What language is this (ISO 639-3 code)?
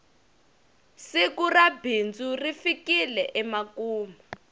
tso